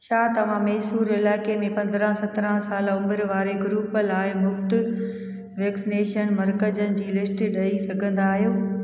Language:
Sindhi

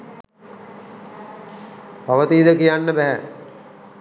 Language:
Sinhala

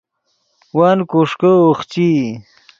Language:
Yidgha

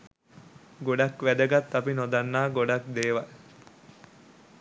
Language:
Sinhala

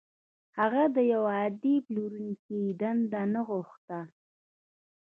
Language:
Pashto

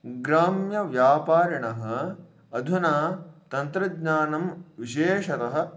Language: Sanskrit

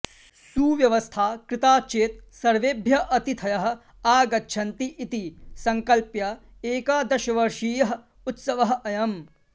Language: Sanskrit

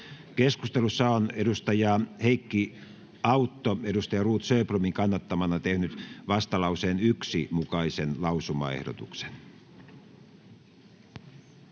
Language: Finnish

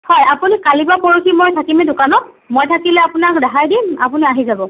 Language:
Assamese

